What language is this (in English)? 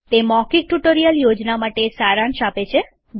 Gujarati